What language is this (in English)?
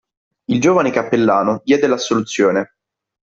Italian